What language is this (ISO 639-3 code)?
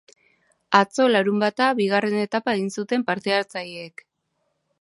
eus